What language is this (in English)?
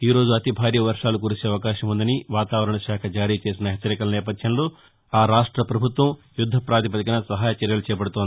Telugu